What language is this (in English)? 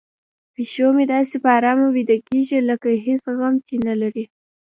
Pashto